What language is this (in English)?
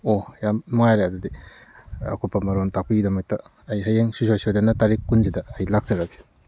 Manipuri